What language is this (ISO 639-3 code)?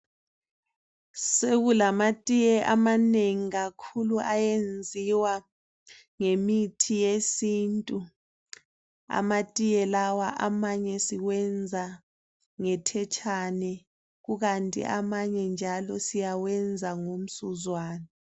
nde